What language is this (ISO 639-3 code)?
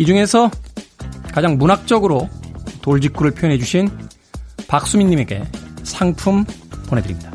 kor